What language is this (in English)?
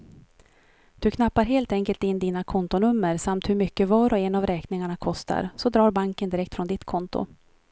Swedish